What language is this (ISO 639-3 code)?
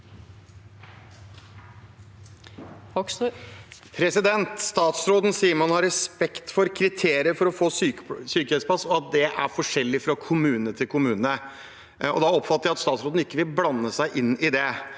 nor